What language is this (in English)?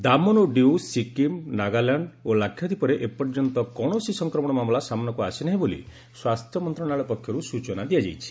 Odia